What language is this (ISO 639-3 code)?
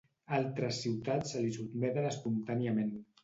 cat